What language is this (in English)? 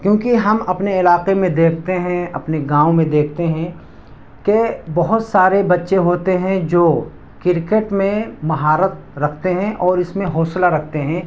Urdu